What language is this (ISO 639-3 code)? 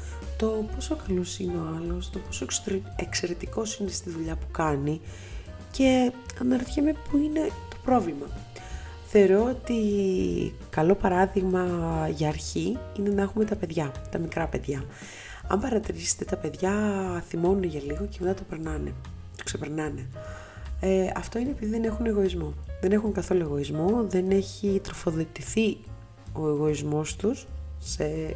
ell